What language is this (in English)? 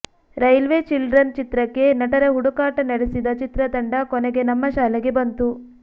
Kannada